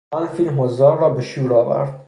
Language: Persian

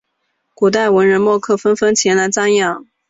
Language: Chinese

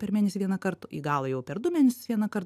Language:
Lithuanian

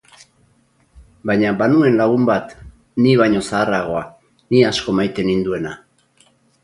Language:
Basque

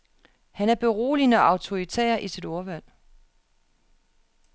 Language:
Danish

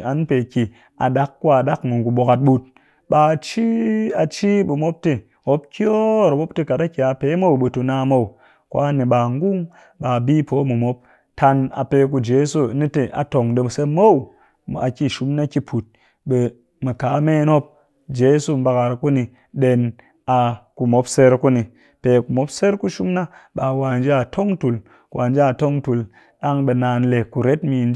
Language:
Cakfem-Mushere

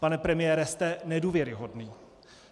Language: Czech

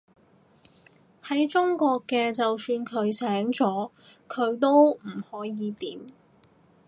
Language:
Cantonese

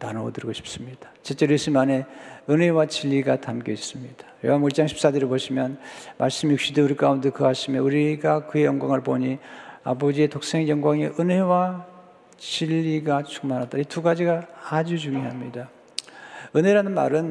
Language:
Korean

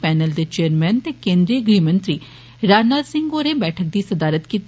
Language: Dogri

